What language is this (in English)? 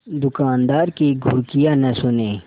Hindi